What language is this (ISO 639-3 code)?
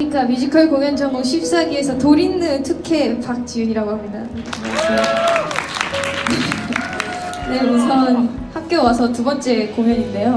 kor